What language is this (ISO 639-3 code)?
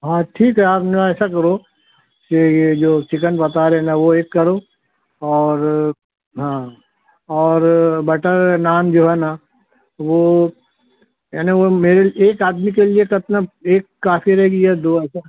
urd